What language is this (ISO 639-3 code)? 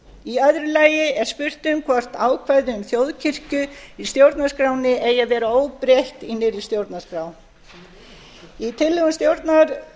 isl